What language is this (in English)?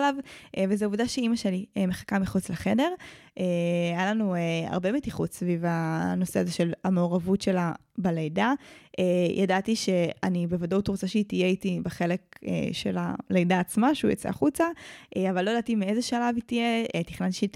Hebrew